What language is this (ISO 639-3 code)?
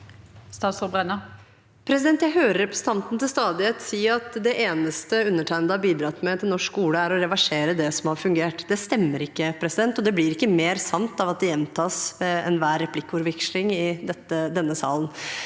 nor